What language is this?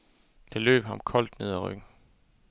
Danish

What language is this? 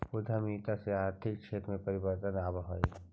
Magahi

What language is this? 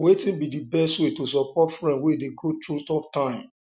Nigerian Pidgin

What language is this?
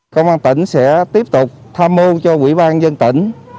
Vietnamese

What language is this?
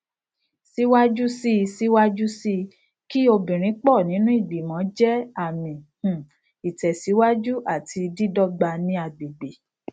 Yoruba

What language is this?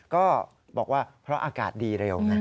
Thai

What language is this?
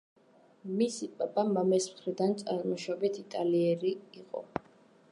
Georgian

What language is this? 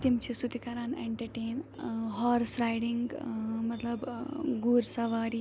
Kashmiri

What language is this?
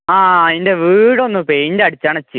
Malayalam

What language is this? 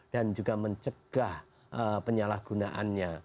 Indonesian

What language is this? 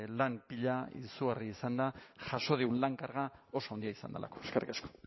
Basque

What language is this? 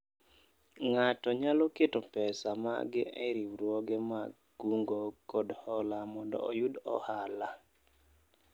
Luo (Kenya and Tanzania)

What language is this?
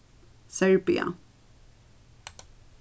Faroese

